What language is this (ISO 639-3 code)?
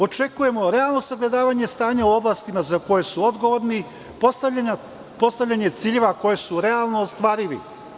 srp